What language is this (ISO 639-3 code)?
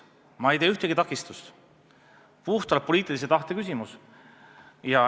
est